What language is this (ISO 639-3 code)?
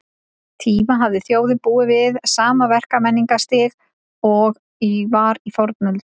isl